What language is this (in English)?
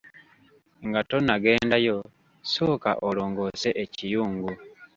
Ganda